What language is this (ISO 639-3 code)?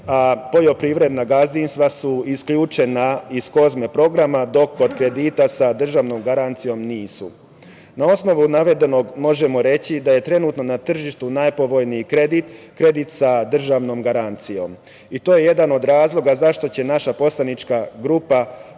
srp